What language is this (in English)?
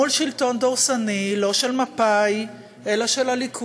Hebrew